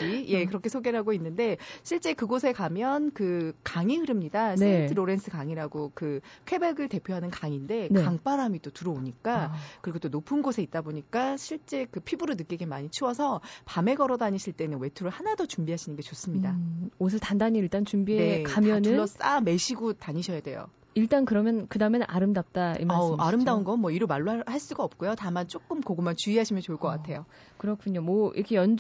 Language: Korean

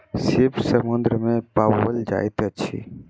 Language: Maithili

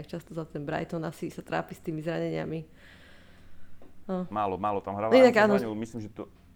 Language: Slovak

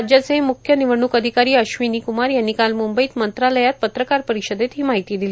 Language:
Marathi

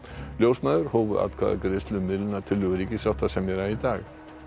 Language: Icelandic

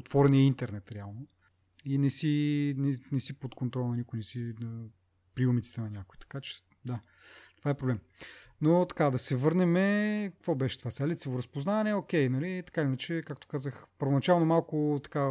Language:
Bulgarian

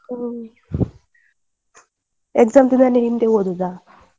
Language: Kannada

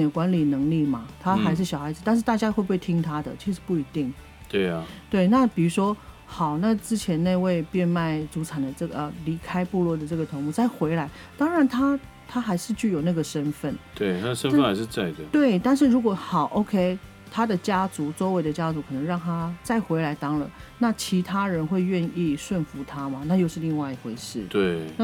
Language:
Chinese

